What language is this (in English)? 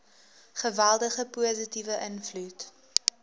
Afrikaans